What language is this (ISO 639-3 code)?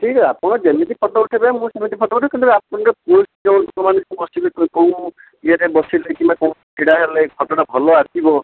ori